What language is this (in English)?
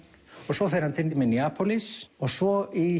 Icelandic